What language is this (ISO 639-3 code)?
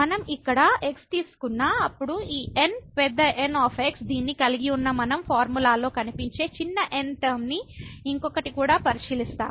tel